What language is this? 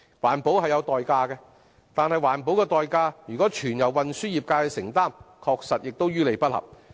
Cantonese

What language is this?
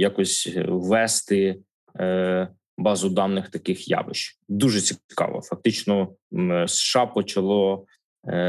Ukrainian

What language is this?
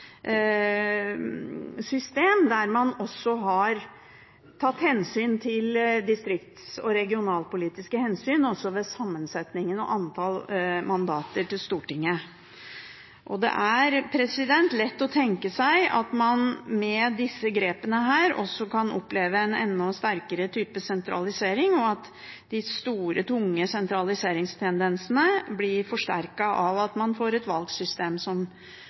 Norwegian Bokmål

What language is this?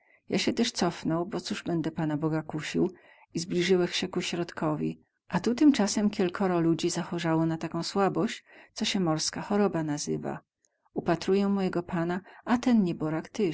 Polish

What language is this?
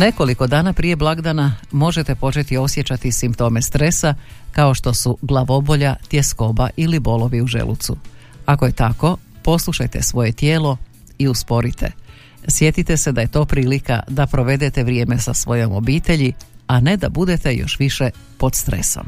Croatian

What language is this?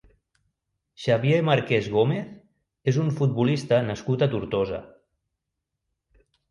Catalan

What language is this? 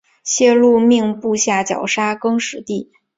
Chinese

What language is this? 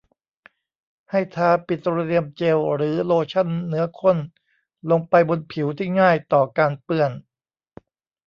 Thai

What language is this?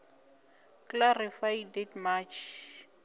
Venda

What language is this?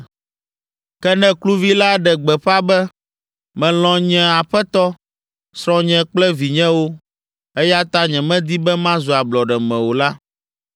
Ewe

